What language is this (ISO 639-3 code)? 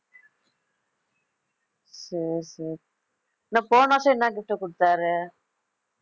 tam